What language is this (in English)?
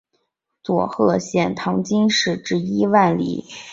Chinese